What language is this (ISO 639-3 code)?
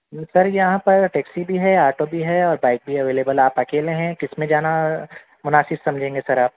urd